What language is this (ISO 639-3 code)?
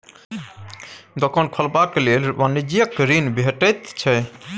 mai